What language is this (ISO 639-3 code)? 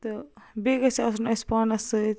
kas